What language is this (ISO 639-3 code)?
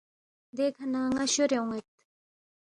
bft